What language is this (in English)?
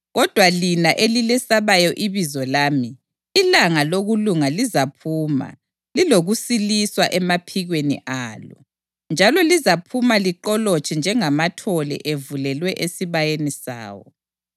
North Ndebele